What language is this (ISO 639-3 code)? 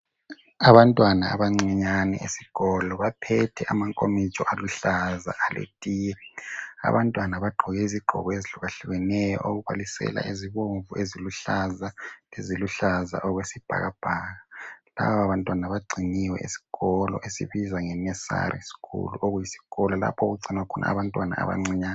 nde